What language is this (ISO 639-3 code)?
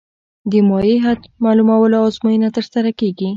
pus